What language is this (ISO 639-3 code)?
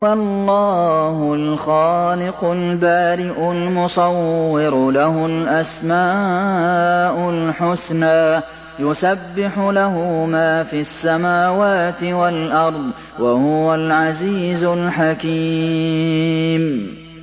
ara